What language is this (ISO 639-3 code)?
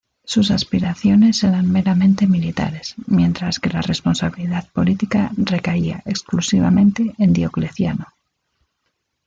spa